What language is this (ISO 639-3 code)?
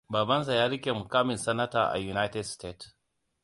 hau